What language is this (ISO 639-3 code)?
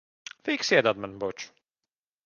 lav